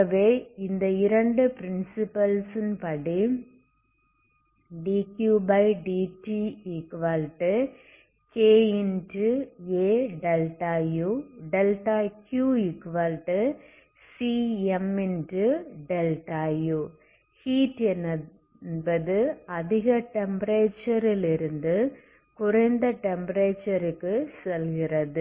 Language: Tamil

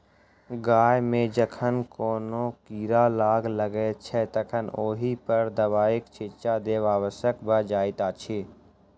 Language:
Maithili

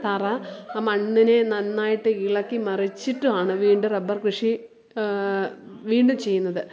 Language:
Malayalam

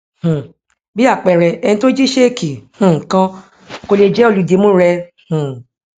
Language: Yoruba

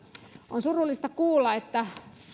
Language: Finnish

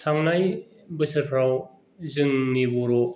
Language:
Bodo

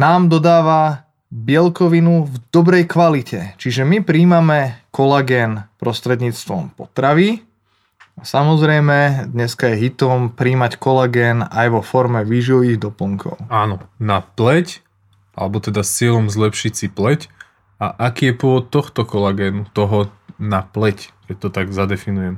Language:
Slovak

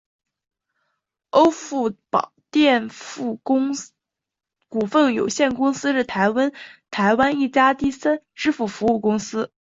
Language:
Chinese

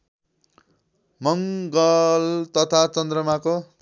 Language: Nepali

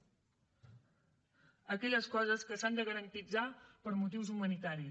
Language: Catalan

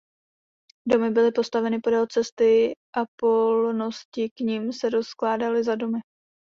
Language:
Czech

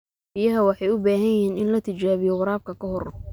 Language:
Somali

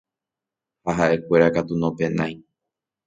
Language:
Guarani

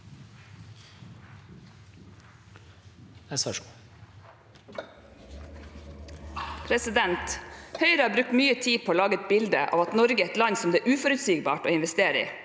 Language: Norwegian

